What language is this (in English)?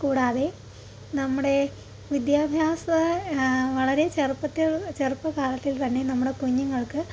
Malayalam